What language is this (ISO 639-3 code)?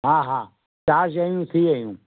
snd